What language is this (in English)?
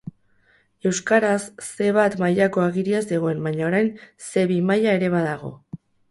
Basque